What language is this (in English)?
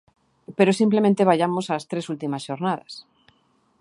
Galician